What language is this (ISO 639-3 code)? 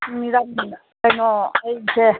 mni